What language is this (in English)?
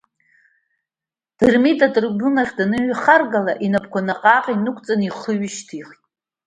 Abkhazian